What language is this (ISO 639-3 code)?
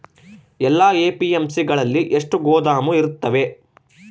kan